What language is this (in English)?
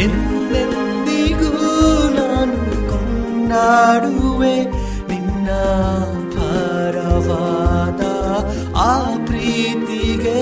Kannada